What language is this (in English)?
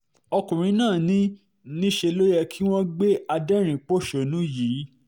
Yoruba